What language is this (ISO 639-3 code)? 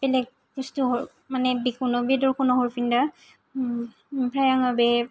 brx